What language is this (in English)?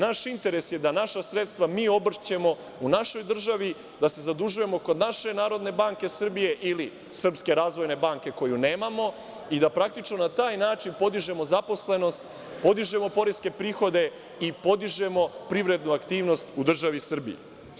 Serbian